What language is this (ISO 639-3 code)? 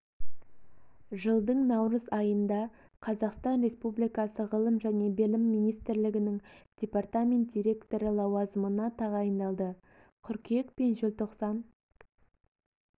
kaz